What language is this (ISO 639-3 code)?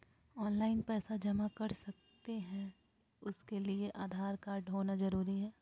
mag